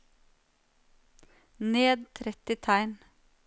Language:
Norwegian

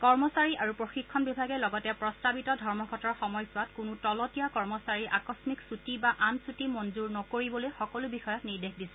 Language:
Assamese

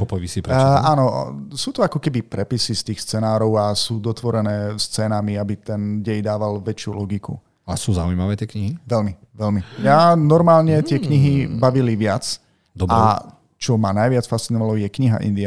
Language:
Slovak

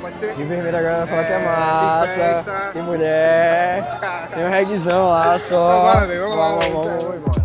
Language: Portuguese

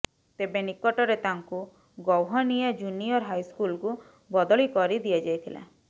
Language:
Odia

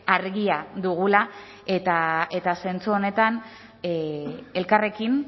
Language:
Basque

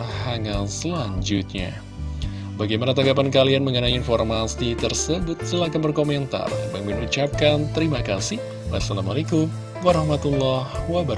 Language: Indonesian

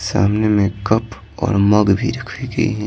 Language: Hindi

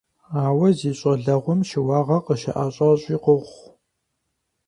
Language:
Kabardian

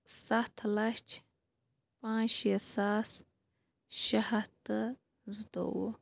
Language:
Kashmiri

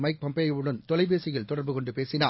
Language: Tamil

